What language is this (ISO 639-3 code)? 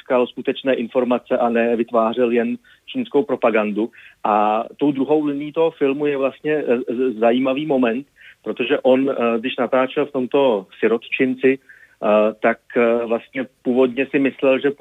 ces